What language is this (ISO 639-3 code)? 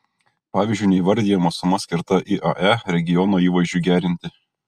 lit